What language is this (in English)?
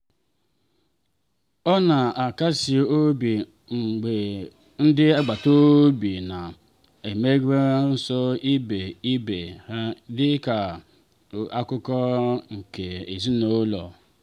Igbo